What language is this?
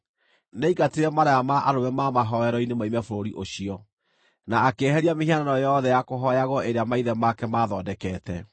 Kikuyu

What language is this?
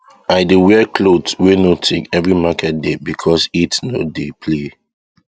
Nigerian Pidgin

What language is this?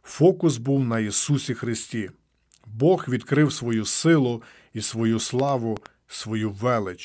Ukrainian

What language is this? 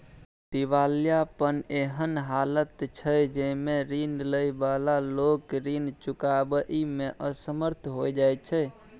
Maithili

